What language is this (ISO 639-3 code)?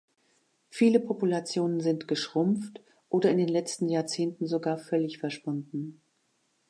deu